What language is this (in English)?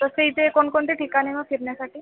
Marathi